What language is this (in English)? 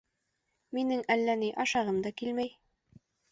Bashkir